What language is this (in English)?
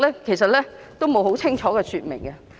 Cantonese